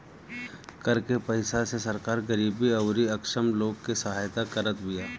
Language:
Bhojpuri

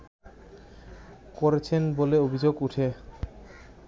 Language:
Bangla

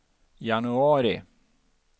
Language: Swedish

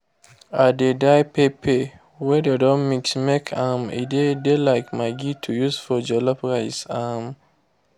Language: Nigerian Pidgin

